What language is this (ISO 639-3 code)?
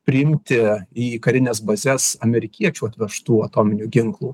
lit